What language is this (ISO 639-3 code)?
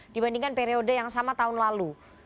ind